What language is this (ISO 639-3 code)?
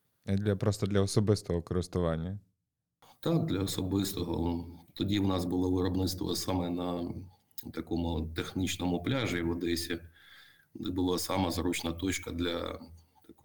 ukr